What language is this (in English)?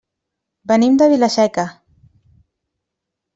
Catalan